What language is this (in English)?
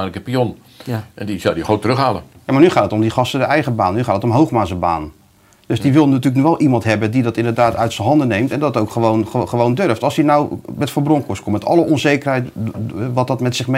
Dutch